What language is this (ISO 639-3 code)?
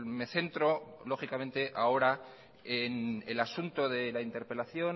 spa